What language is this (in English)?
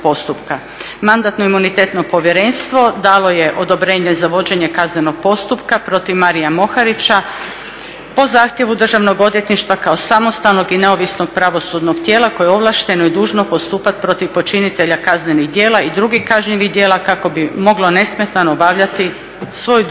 Croatian